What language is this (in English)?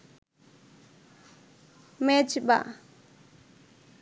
Bangla